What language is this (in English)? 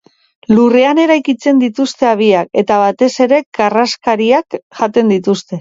Basque